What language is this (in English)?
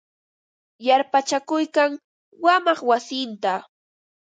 Ambo-Pasco Quechua